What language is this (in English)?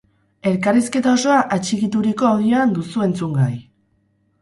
Basque